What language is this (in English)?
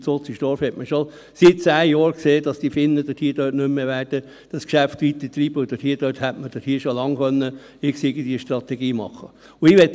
Swiss German